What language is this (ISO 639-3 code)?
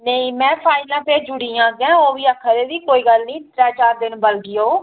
doi